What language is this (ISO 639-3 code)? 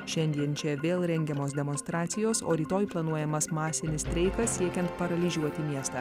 lit